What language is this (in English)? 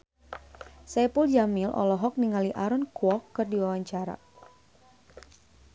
Sundanese